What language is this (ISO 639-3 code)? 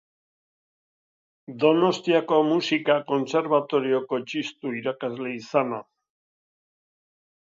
eus